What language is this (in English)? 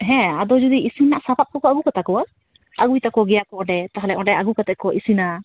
Santali